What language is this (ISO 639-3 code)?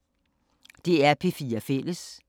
dan